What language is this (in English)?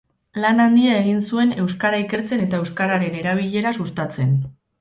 Basque